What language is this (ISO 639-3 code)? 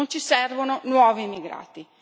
ita